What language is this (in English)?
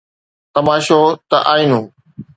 Sindhi